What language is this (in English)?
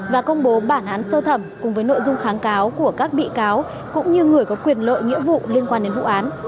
Vietnamese